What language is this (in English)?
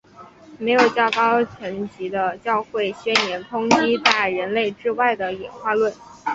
Chinese